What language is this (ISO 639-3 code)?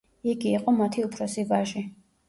kat